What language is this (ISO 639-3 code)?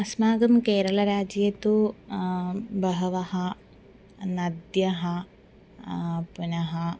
san